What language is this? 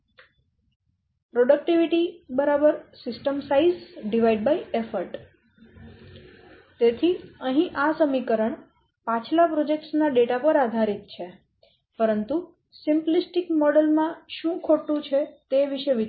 Gujarati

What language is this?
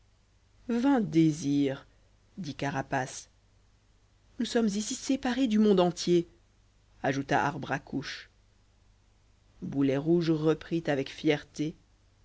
French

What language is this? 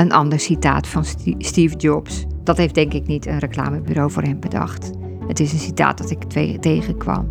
Dutch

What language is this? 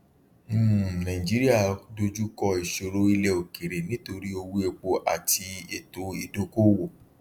Yoruba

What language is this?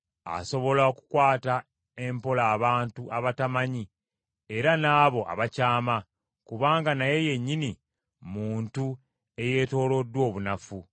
Ganda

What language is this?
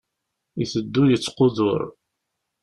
Kabyle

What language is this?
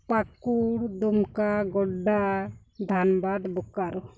Santali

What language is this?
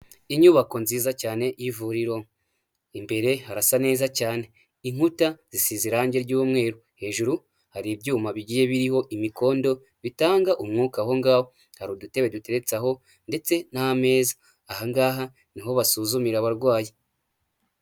Kinyarwanda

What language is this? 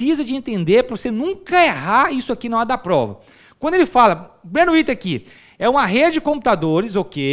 Portuguese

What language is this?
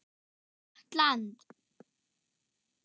Icelandic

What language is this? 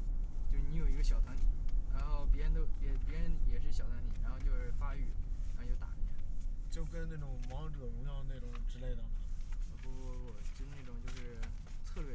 Chinese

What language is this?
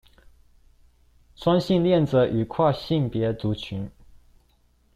Chinese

